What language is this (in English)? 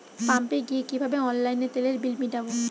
Bangla